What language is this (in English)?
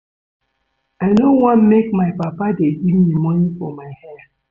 Nigerian Pidgin